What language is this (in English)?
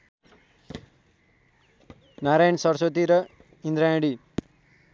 Nepali